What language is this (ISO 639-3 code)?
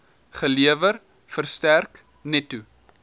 afr